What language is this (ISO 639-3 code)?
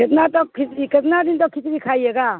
urd